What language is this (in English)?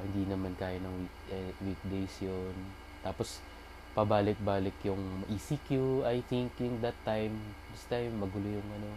Filipino